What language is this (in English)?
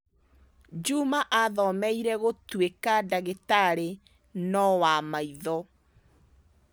Kikuyu